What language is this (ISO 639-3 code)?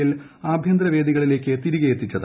mal